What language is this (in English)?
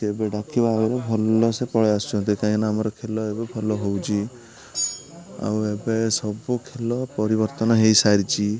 Odia